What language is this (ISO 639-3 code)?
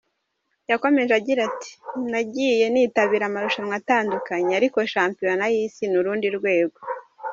kin